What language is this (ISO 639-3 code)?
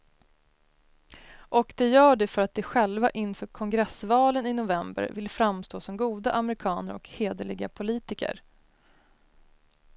swe